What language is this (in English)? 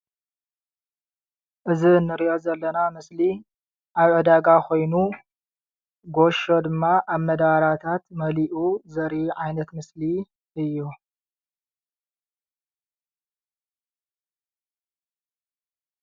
Tigrinya